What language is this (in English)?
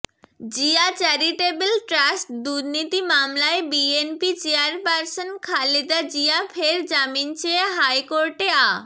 Bangla